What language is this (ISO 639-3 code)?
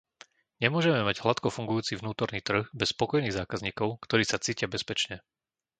slk